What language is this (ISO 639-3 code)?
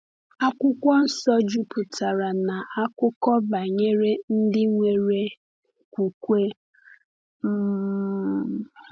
ibo